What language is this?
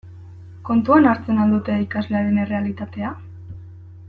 Basque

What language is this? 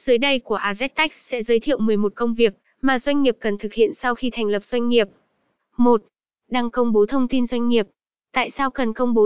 Vietnamese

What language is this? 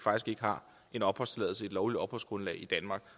Danish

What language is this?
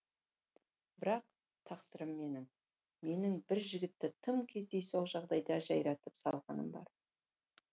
Kazakh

